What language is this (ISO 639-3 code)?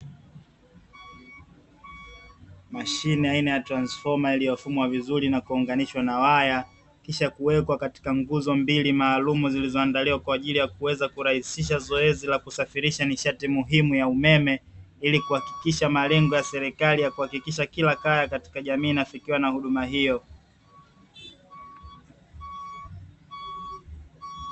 swa